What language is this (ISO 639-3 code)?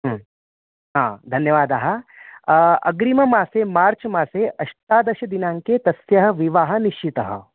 san